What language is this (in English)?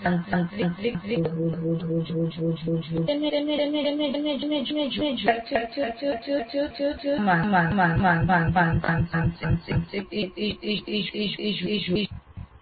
Gujarati